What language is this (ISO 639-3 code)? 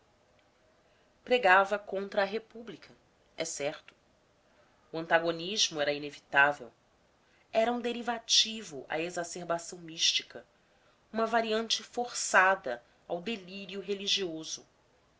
por